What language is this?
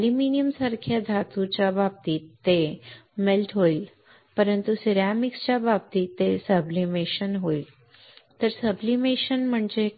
Marathi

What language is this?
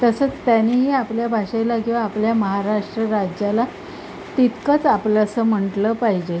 Marathi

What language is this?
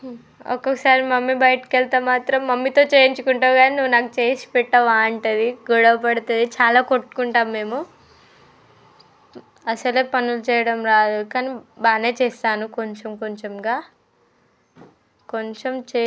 Telugu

